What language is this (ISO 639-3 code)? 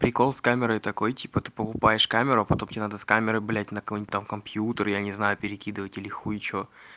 rus